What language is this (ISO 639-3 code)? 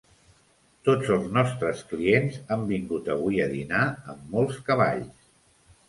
cat